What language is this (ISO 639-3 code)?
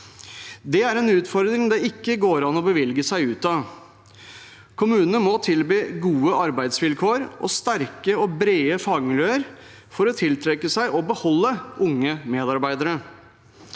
nor